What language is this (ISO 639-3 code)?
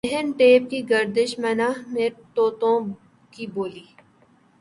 urd